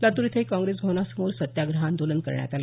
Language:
Marathi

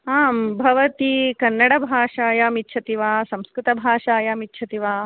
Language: Sanskrit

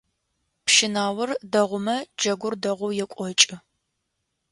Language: Adyghe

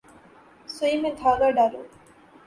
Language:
Urdu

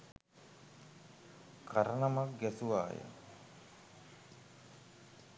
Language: Sinhala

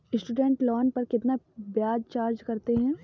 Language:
Hindi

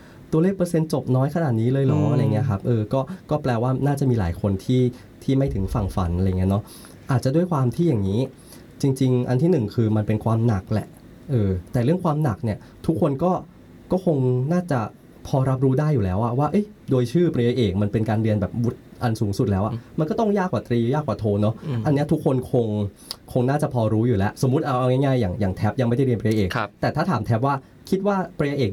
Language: Thai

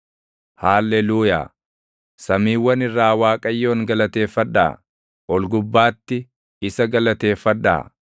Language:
Oromo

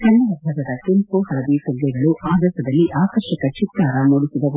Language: Kannada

